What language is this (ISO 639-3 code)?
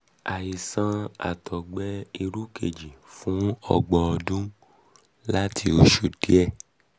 yor